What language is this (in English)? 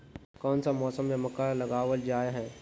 Magahi